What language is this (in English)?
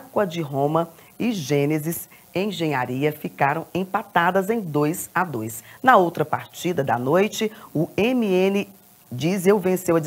Portuguese